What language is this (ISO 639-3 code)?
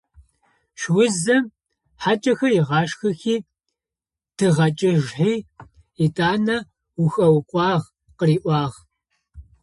ady